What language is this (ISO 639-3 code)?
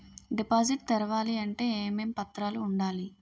tel